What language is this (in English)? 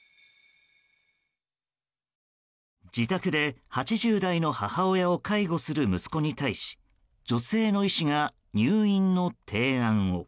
Japanese